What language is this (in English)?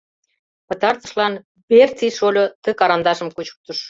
Mari